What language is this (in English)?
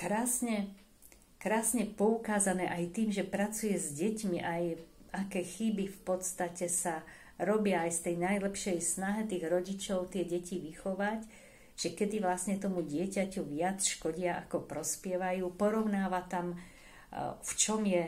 Slovak